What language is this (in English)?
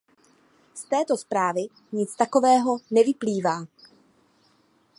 Czech